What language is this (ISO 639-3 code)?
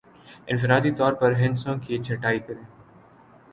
urd